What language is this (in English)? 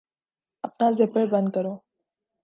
Urdu